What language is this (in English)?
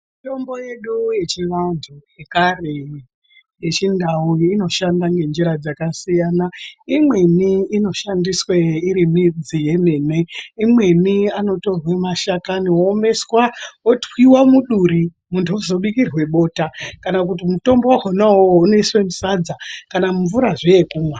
Ndau